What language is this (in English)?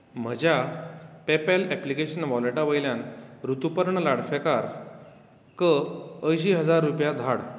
Konkani